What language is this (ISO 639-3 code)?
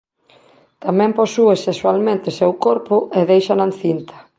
glg